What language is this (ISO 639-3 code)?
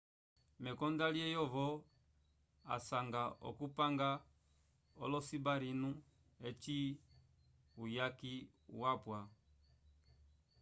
umb